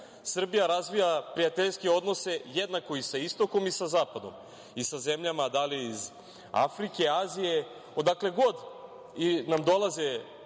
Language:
Serbian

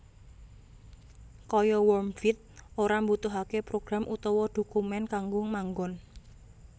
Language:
Javanese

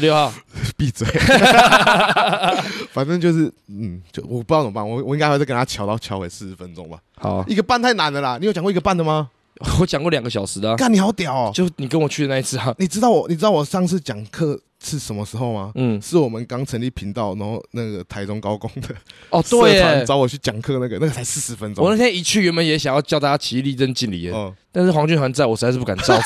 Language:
Chinese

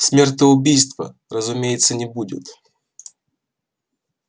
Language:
Russian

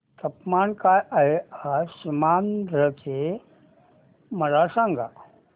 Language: Marathi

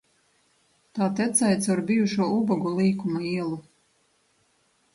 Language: Latvian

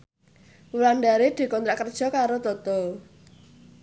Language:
Javanese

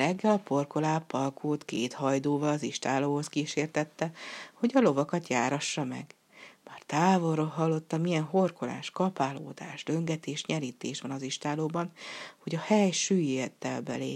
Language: Hungarian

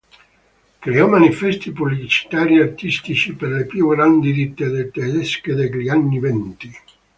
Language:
Italian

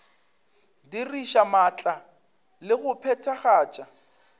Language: Northern Sotho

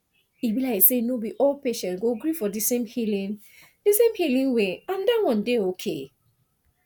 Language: Nigerian Pidgin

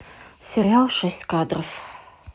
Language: Russian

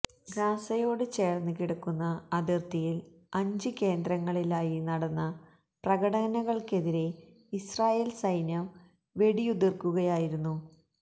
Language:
Malayalam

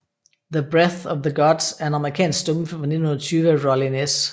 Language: Danish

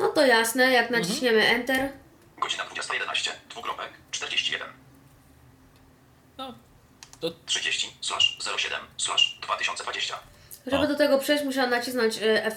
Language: Polish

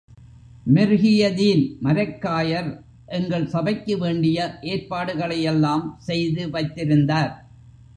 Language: Tamil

